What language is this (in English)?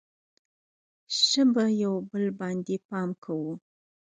Pashto